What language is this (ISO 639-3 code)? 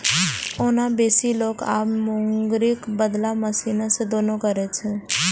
mai